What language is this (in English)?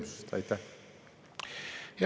Estonian